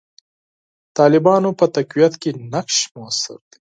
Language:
Pashto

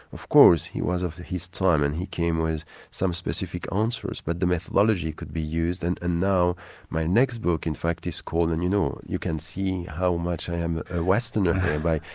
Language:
English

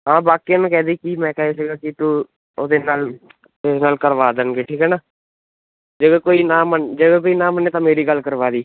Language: Punjabi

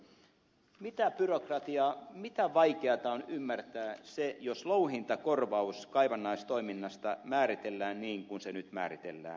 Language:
Finnish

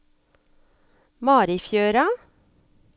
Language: Norwegian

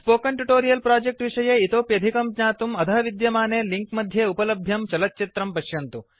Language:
Sanskrit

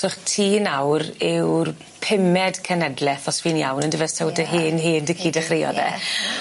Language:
Welsh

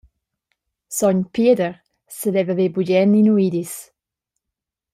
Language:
Romansh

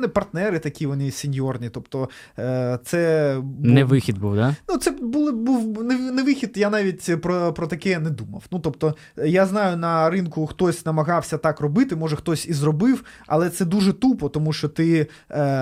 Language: Ukrainian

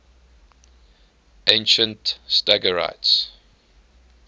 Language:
English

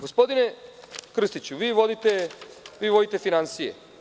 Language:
Serbian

